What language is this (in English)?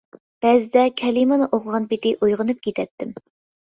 Uyghur